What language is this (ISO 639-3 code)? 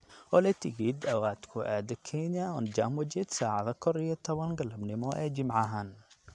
som